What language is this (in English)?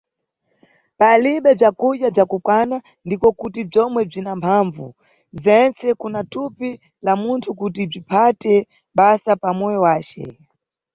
Nyungwe